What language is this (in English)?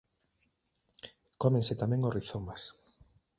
Galician